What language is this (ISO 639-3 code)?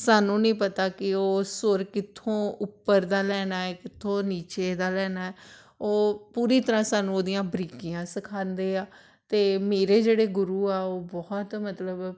pan